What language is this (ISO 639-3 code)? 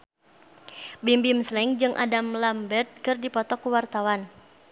sun